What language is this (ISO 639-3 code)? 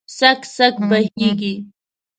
pus